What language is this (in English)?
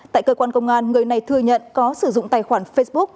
Vietnamese